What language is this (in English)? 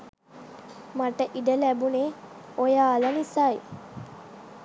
Sinhala